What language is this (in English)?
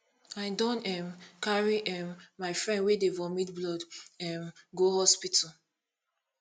Nigerian Pidgin